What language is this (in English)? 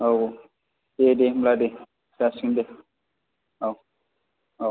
Bodo